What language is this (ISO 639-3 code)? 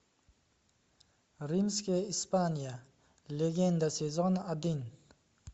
rus